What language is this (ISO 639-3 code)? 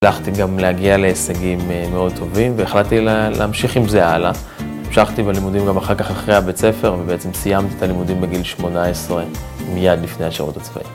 heb